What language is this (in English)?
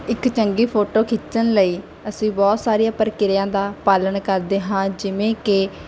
Punjabi